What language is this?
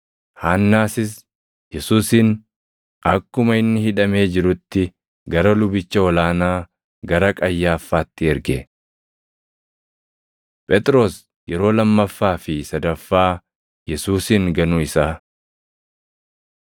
Oromo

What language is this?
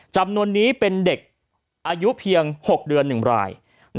Thai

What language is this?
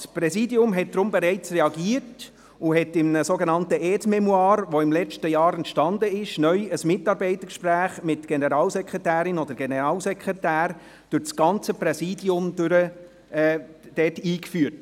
Swiss German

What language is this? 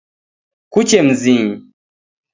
Taita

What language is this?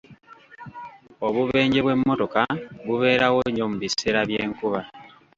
Ganda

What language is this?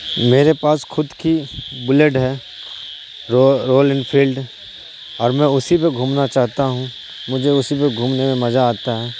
Urdu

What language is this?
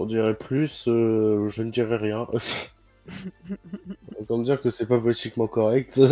French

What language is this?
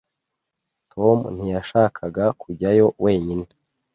Kinyarwanda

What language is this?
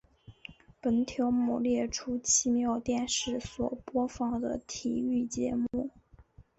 Chinese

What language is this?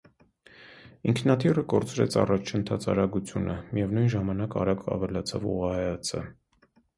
Armenian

